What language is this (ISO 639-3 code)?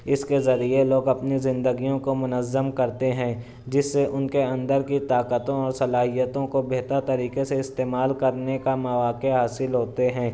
urd